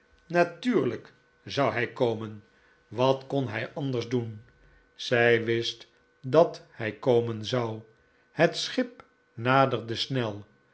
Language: Dutch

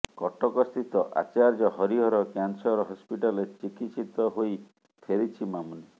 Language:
Odia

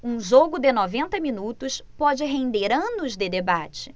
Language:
Portuguese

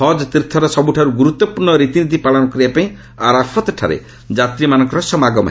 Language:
Odia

